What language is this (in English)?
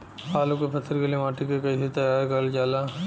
Bhojpuri